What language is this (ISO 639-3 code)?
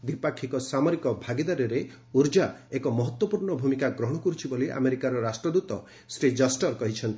ori